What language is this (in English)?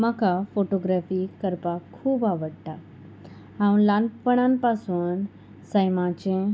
Konkani